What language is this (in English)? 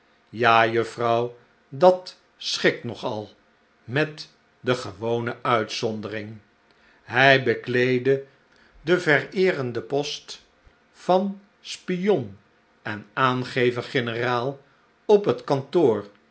Dutch